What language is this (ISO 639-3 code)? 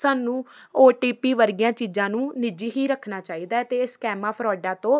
pan